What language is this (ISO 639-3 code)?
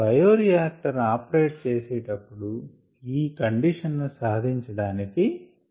tel